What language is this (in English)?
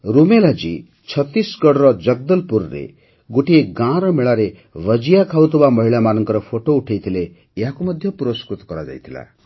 Odia